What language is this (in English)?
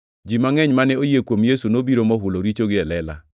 Luo (Kenya and Tanzania)